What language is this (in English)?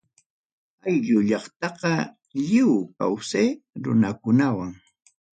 Ayacucho Quechua